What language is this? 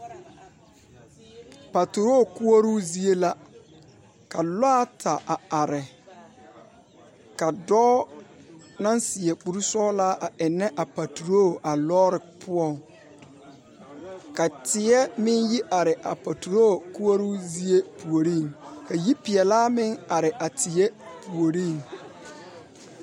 Southern Dagaare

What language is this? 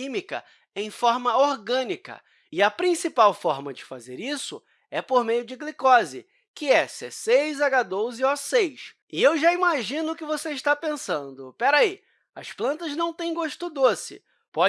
Portuguese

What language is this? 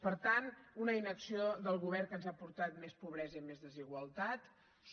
Catalan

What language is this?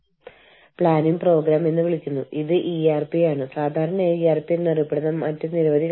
Malayalam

